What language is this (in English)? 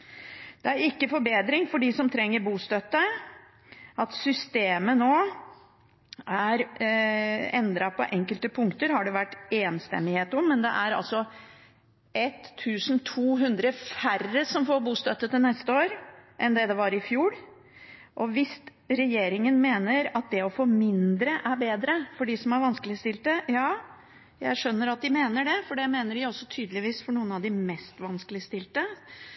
Norwegian Bokmål